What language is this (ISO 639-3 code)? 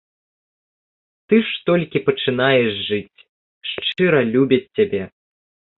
bel